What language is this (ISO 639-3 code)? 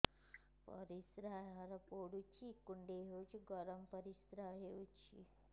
ori